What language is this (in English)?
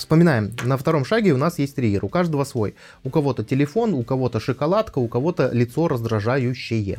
Russian